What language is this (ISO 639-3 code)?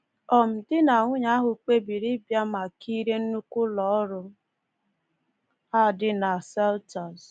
ibo